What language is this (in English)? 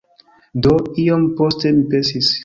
Esperanto